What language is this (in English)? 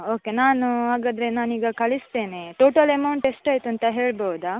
Kannada